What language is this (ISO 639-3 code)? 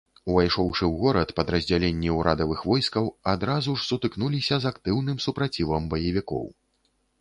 bel